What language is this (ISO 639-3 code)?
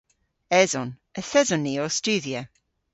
cor